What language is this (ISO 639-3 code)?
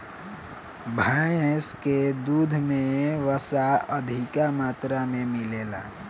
bho